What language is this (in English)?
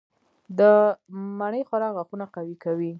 Pashto